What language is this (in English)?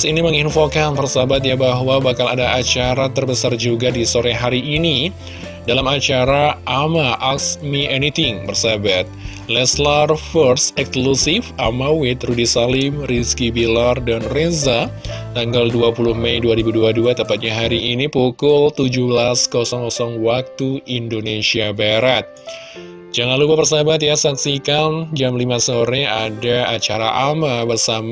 Indonesian